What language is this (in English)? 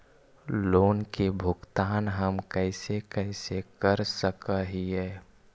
Magahi